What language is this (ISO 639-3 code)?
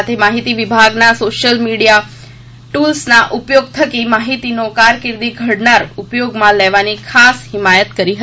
guj